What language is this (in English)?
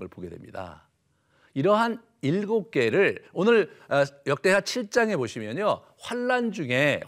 Korean